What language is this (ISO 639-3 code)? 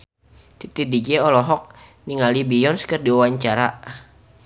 sun